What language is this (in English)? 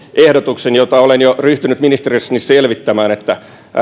Finnish